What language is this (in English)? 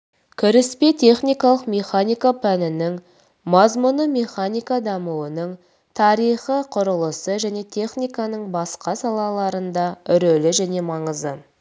Kazakh